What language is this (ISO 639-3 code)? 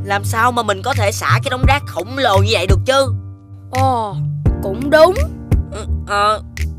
vie